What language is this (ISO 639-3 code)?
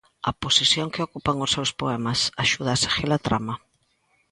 glg